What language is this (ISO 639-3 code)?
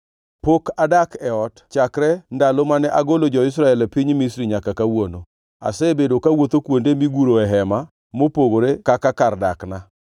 luo